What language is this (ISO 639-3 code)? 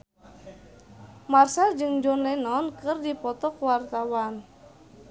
sun